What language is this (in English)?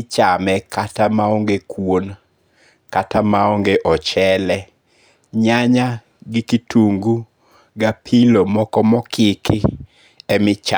Luo (Kenya and Tanzania)